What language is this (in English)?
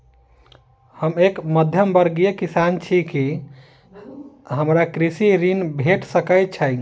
Maithili